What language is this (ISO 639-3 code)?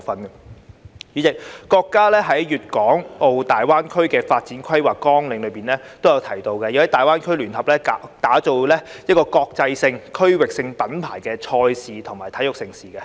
yue